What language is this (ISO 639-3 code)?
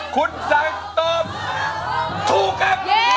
tha